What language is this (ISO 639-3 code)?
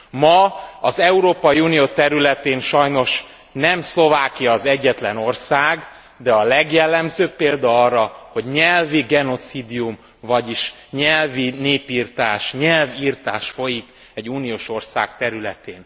hun